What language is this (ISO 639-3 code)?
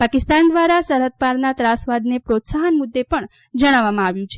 guj